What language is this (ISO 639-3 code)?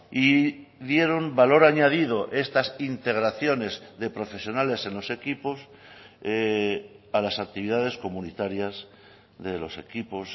spa